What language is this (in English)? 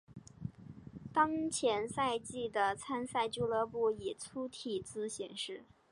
Chinese